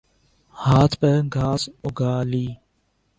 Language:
Urdu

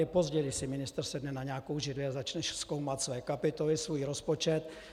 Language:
Czech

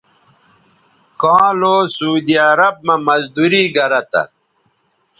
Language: Bateri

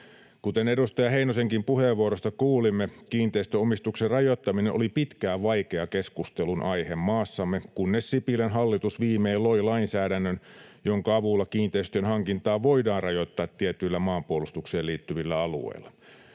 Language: Finnish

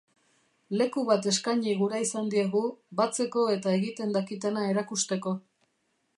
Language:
Basque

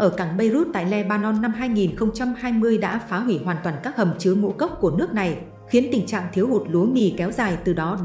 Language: Vietnamese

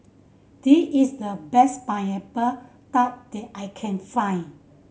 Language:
English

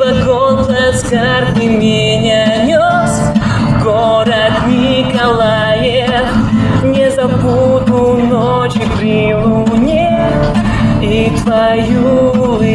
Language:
Vietnamese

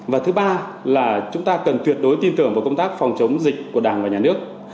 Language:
Vietnamese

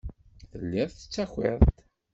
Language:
Kabyle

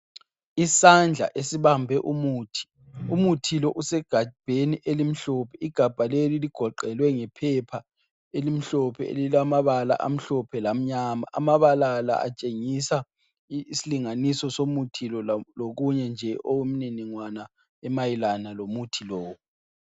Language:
North Ndebele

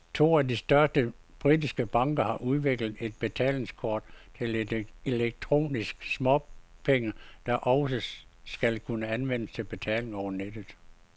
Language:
Danish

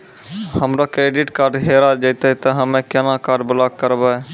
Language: Maithili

